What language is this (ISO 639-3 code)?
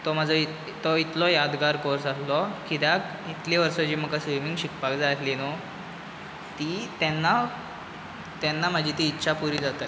kok